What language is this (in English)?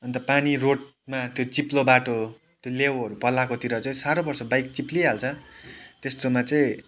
Nepali